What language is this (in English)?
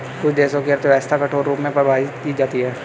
Hindi